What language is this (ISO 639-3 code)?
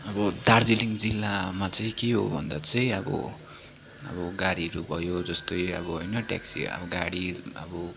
nep